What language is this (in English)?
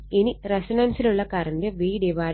Malayalam